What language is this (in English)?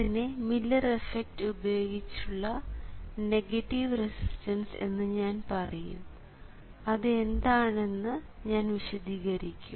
Malayalam